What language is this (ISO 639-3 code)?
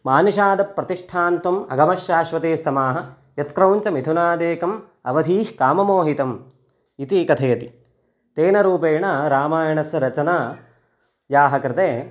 san